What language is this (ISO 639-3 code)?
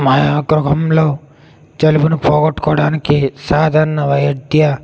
tel